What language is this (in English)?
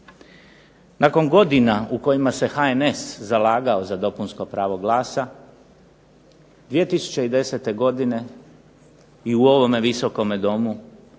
Croatian